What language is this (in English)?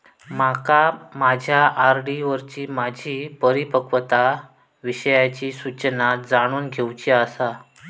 Marathi